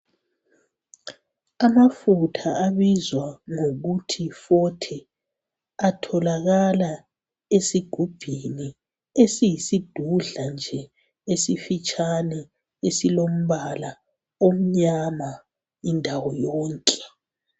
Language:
North Ndebele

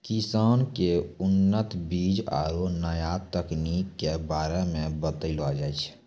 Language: Maithili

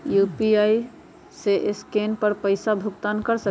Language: Magahi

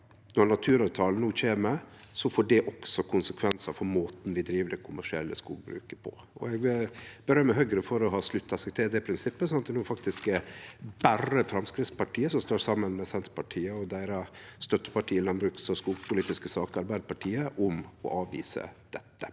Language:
Norwegian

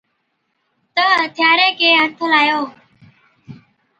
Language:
Od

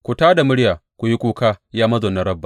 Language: Hausa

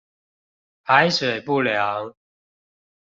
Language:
Chinese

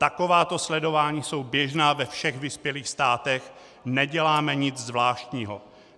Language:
Czech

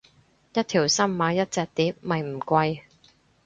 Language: Cantonese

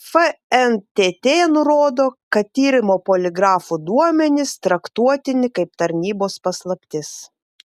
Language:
Lithuanian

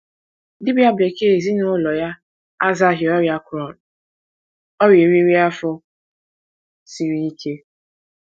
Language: Igbo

